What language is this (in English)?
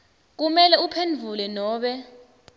Swati